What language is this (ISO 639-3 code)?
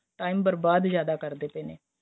pan